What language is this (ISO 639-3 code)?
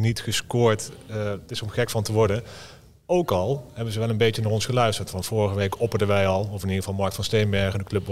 nld